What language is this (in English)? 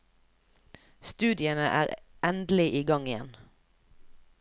Norwegian